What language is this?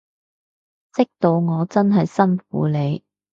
Cantonese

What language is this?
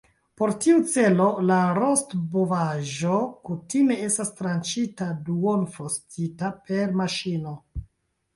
Esperanto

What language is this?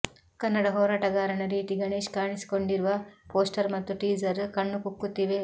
Kannada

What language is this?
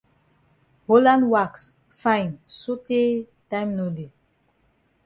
Cameroon Pidgin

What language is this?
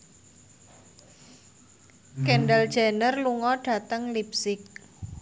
Javanese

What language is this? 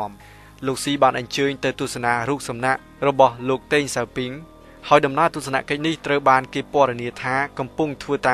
Thai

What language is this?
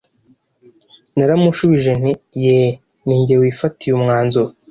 Kinyarwanda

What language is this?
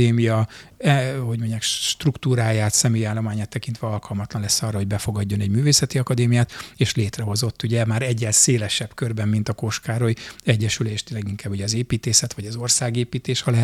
Hungarian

